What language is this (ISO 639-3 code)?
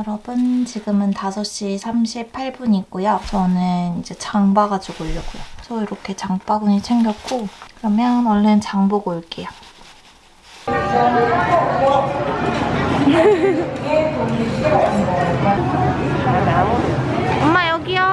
kor